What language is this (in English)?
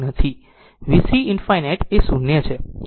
Gujarati